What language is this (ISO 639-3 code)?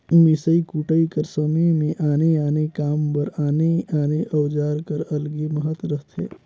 hne